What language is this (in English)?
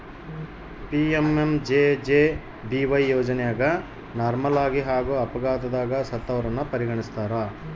Kannada